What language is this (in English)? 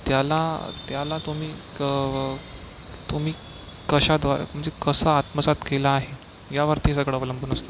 Marathi